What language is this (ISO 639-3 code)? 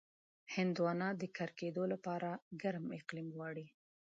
pus